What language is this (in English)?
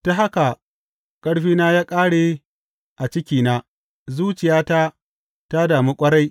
Hausa